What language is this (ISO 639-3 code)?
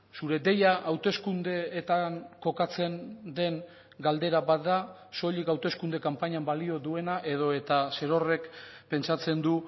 eus